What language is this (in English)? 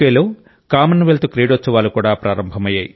Telugu